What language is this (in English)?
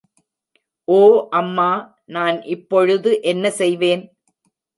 Tamil